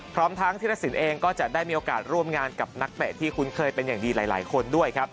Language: Thai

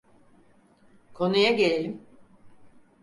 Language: Turkish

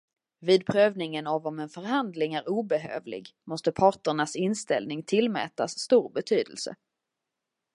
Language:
Swedish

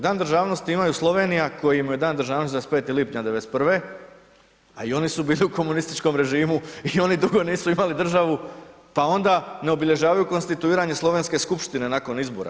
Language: Croatian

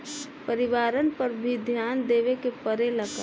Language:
Bhojpuri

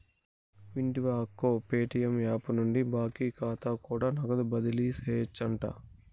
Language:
Telugu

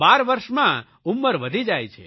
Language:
Gujarati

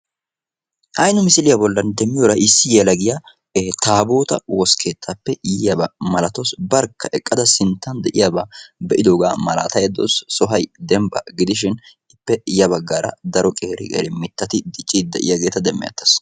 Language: Wolaytta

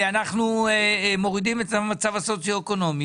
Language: Hebrew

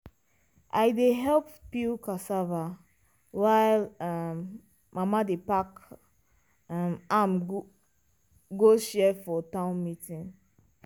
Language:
Nigerian Pidgin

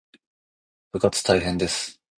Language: Japanese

